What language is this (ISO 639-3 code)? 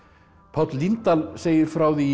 isl